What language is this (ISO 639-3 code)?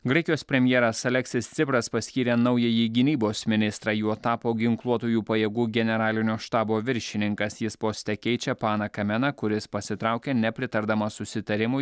lit